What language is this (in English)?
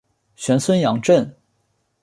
Chinese